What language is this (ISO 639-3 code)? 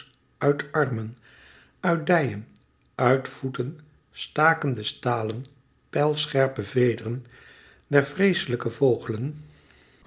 nld